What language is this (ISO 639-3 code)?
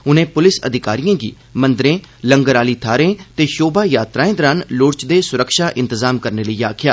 doi